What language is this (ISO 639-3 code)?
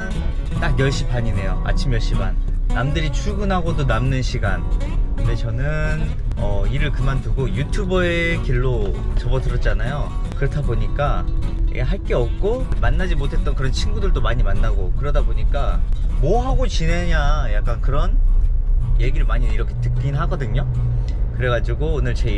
kor